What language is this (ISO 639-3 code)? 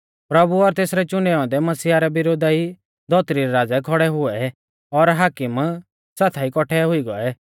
bfz